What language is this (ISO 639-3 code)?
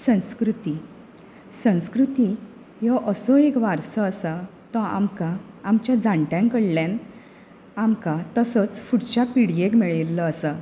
kok